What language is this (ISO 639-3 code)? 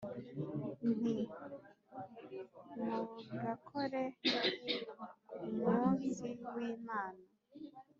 kin